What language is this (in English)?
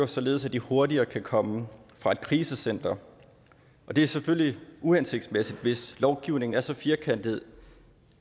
Danish